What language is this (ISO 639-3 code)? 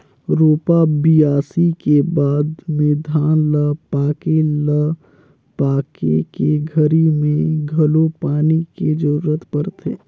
hne